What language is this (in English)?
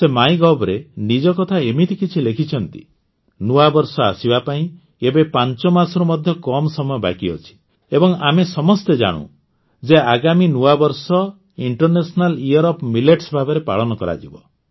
Odia